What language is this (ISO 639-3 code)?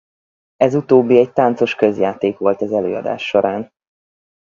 hun